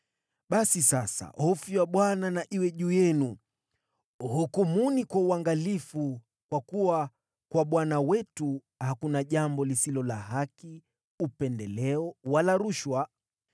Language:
Swahili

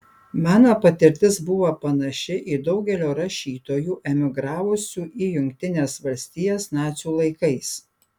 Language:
Lithuanian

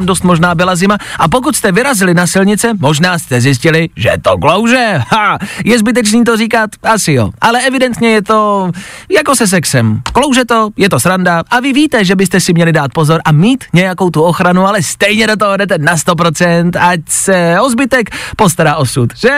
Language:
Czech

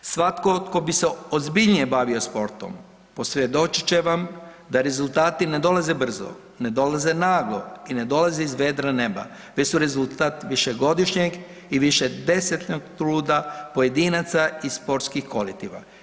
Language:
Croatian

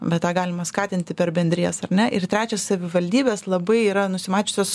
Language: Lithuanian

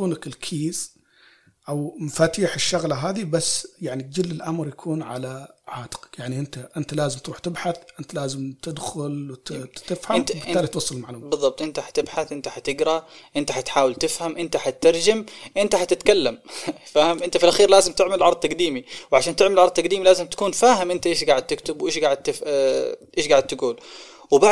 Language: Arabic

